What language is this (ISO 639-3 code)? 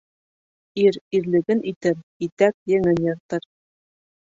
bak